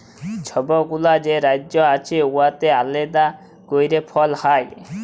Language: Bangla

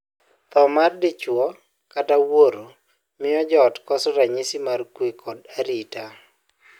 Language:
Luo (Kenya and Tanzania)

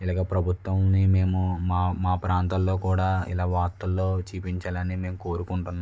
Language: Telugu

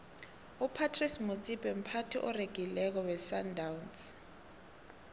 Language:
South Ndebele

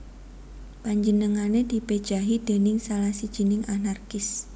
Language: Javanese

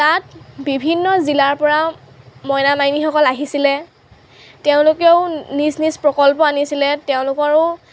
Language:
Assamese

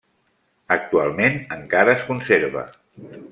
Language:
Catalan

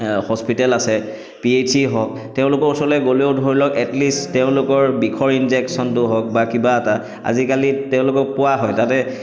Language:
Assamese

